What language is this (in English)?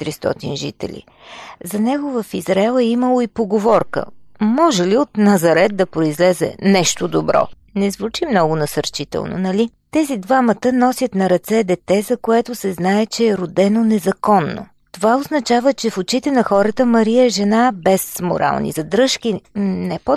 Bulgarian